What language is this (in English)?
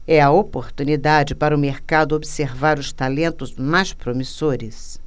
Portuguese